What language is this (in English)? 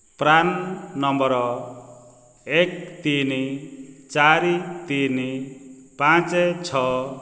Odia